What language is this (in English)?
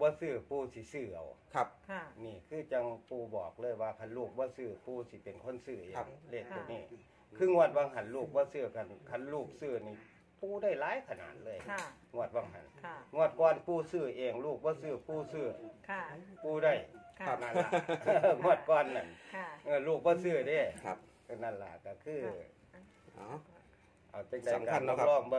Thai